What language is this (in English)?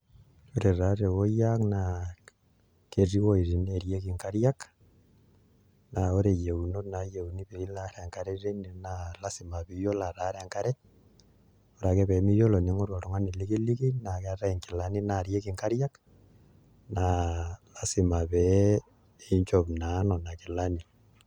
Masai